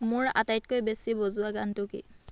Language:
Assamese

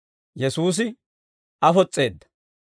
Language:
Dawro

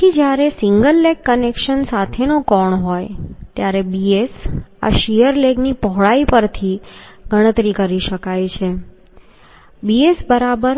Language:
Gujarati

